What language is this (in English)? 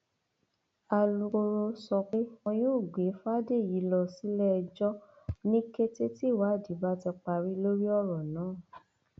Yoruba